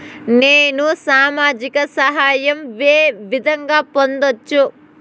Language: Telugu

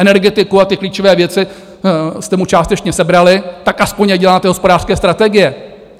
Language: Czech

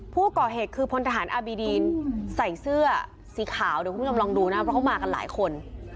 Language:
Thai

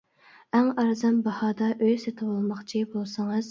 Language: Uyghur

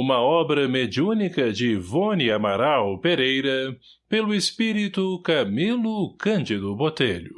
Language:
Portuguese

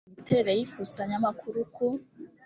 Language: Kinyarwanda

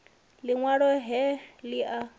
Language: Venda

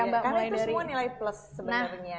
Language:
Indonesian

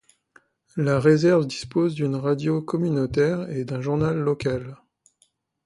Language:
French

